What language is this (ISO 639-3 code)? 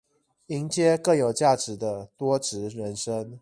zho